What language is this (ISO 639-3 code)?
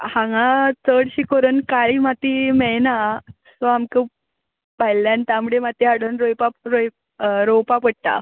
kok